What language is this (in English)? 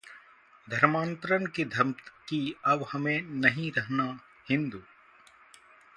Hindi